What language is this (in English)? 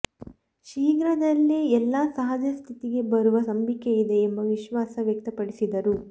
Kannada